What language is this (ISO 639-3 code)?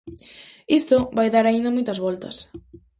glg